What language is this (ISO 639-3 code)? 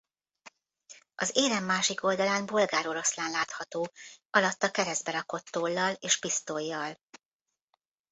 hun